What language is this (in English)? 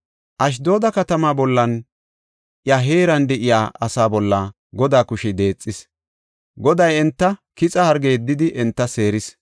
Gofa